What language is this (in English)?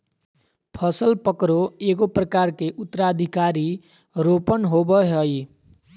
Magahi